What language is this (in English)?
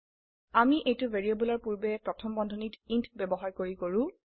Assamese